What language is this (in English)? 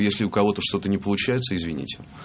Russian